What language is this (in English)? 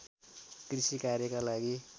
Nepali